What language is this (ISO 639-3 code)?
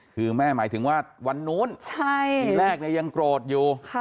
tha